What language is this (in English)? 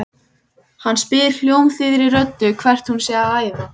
Icelandic